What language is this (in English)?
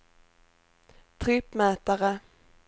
Swedish